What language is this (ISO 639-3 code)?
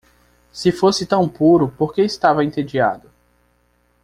por